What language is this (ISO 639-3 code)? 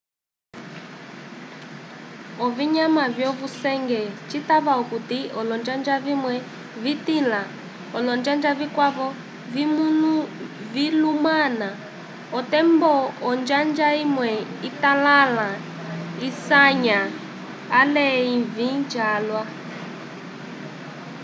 umb